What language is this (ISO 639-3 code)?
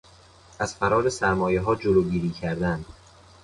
fas